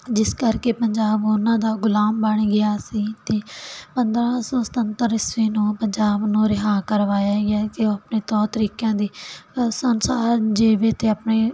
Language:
Punjabi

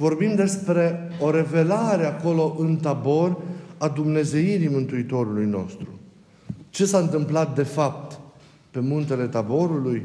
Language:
Romanian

